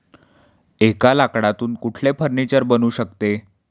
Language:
Marathi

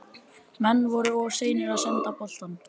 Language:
Icelandic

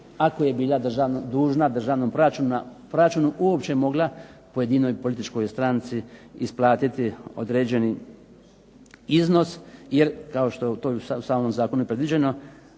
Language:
Croatian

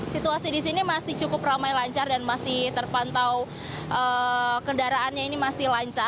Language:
Indonesian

